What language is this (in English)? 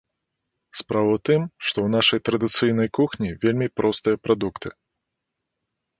Belarusian